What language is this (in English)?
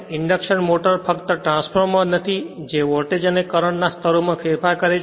Gujarati